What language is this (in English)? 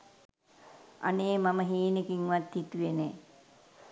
Sinhala